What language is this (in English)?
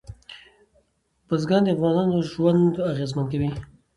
Pashto